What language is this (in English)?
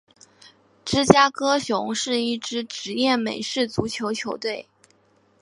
Chinese